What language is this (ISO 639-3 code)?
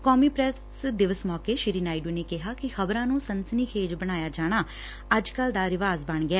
pan